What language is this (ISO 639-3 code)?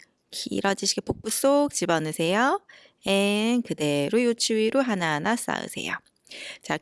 kor